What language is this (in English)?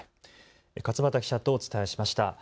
Japanese